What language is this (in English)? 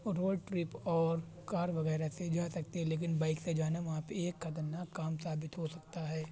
Urdu